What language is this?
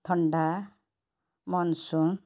Odia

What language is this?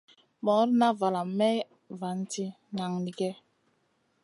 Masana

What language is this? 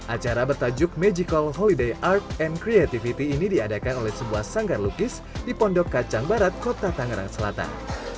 Indonesian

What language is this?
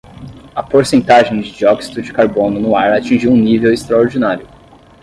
Portuguese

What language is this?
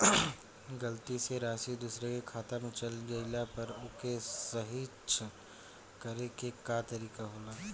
Bhojpuri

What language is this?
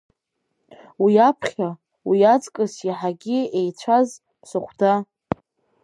Abkhazian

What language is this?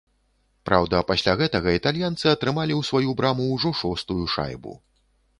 Belarusian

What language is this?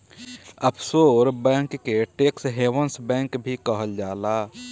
Bhojpuri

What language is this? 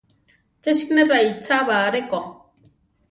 Central Tarahumara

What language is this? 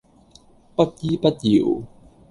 Cantonese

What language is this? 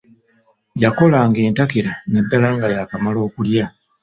Ganda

